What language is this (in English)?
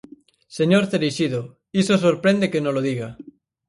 Galician